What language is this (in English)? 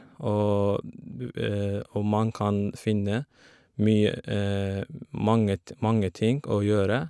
Norwegian